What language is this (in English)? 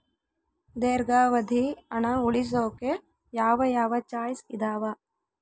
Kannada